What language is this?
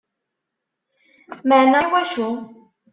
Kabyle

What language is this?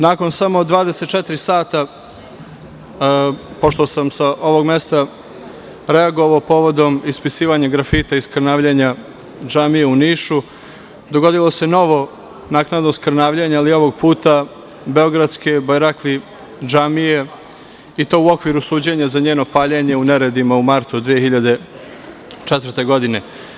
Serbian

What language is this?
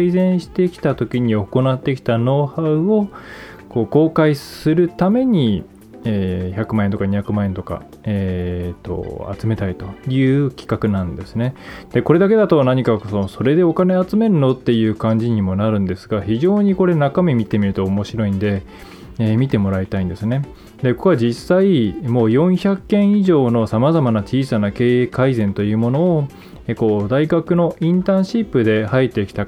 Japanese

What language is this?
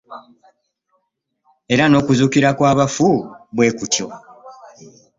Ganda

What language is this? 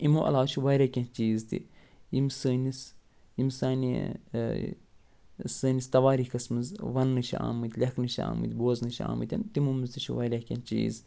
Kashmiri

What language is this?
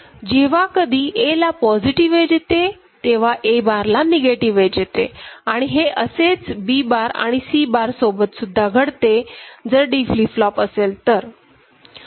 Marathi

